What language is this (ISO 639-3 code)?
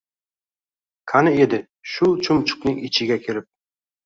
uzb